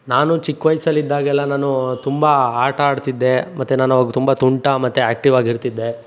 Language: Kannada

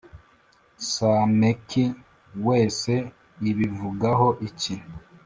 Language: Kinyarwanda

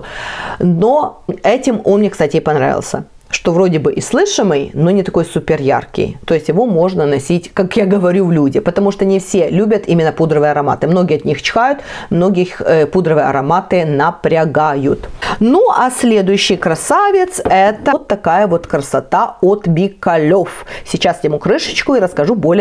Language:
Russian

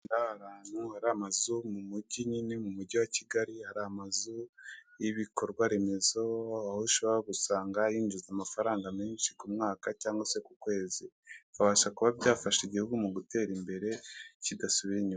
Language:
Kinyarwanda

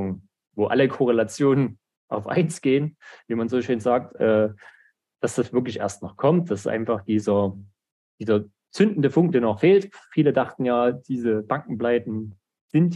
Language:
German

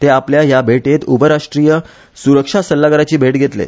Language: Konkani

